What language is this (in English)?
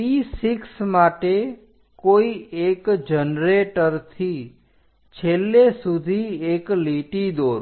Gujarati